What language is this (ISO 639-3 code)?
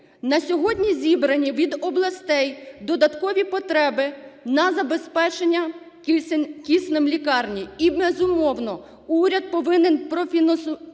ukr